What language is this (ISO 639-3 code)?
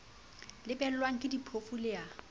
sot